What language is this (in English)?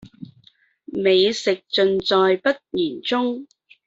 Cantonese